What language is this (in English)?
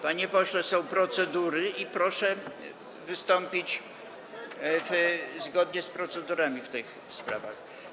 Polish